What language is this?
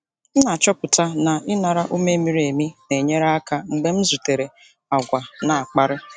Igbo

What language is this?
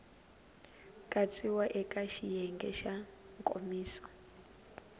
Tsonga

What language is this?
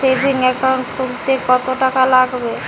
Bangla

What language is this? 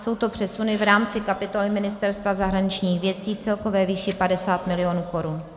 Czech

